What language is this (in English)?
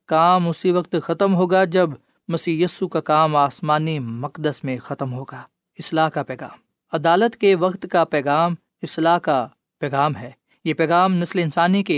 Urdu